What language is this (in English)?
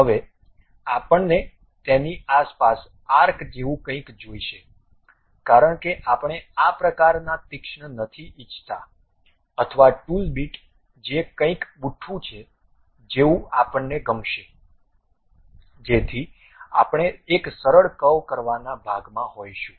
Gujarati